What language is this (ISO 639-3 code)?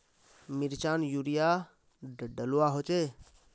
mag